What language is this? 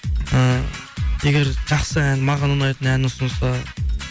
Kazakh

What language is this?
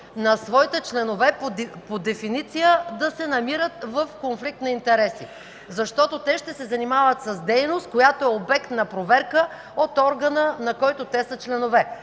Bulgarian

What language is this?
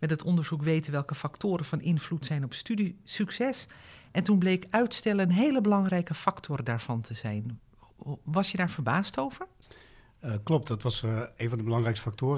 Dutch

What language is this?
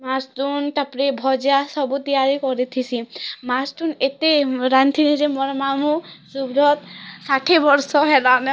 Odia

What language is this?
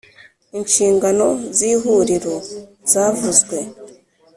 Kinyarwanda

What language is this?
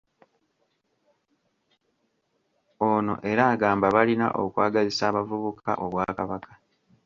Ganda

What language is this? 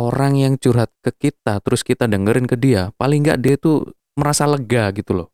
Indonesian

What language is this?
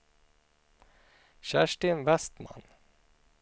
Swedish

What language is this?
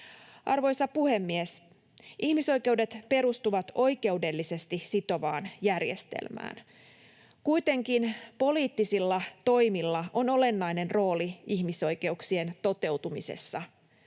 Finnish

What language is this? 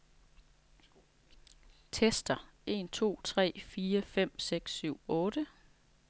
Danish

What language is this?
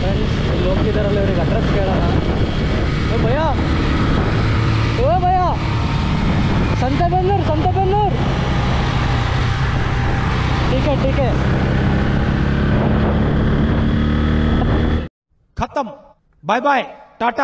Arabic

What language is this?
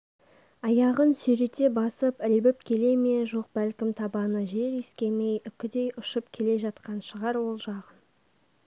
Kazakh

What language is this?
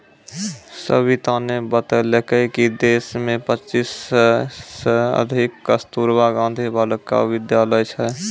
Maithili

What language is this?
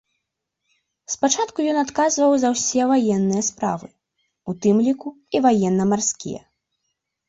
Belarusian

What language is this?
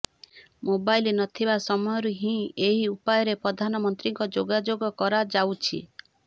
Odia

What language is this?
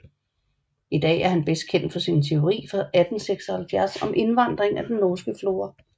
Danish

